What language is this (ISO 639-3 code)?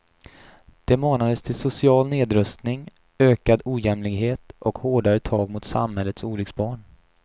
swe